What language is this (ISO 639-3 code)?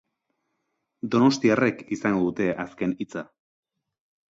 eus